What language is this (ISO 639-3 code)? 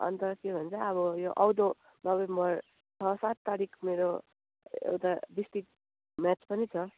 nep